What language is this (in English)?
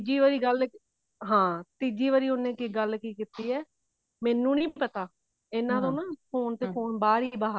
Punjabi